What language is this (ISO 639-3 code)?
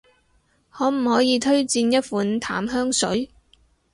yue